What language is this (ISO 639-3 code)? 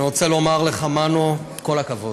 heb